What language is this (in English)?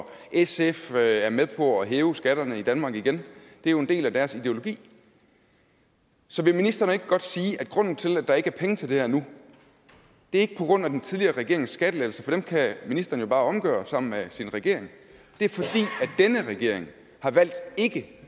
Danish